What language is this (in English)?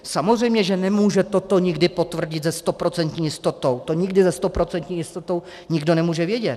Czech